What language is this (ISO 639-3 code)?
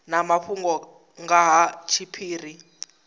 ven